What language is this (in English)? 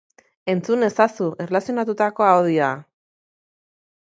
Basque